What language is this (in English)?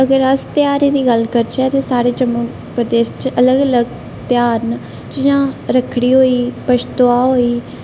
Dogri